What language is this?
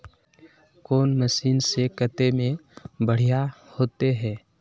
Magahi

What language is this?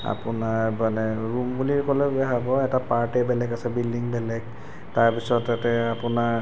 Assamese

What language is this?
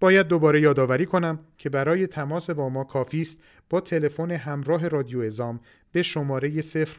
Persian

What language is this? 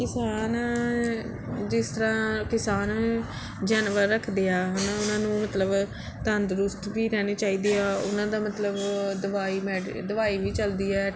Punjabi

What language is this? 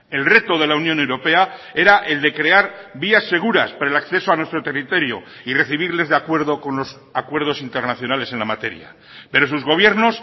Spanish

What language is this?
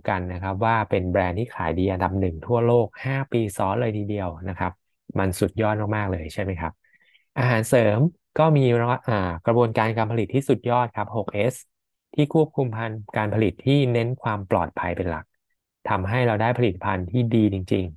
Thai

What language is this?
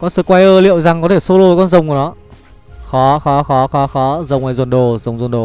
Vietnamese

